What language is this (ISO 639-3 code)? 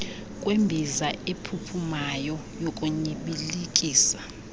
xho